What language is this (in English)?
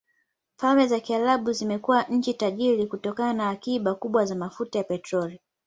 Swahili